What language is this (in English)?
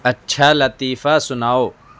Urdu